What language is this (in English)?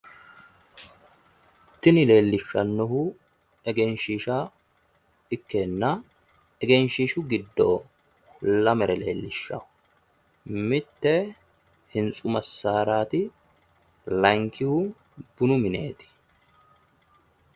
Sidamo